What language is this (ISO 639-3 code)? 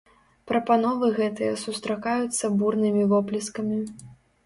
bel